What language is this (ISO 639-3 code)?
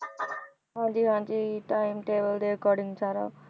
pan